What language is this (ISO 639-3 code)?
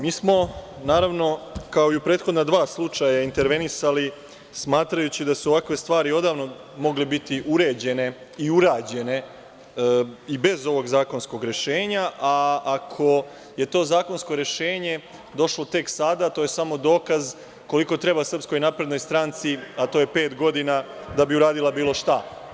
srp